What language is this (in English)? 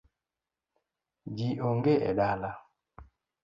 Luo (Kenya and Tanzania)